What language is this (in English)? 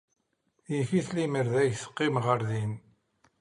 Kabyle